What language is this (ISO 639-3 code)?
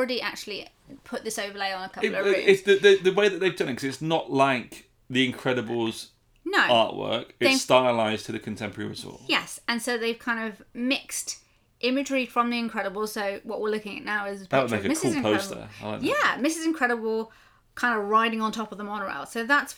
eng